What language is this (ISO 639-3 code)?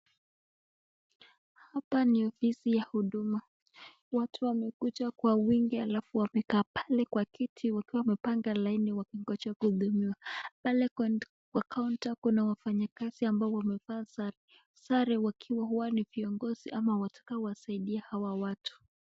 swa